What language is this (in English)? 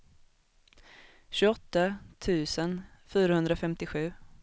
Swedish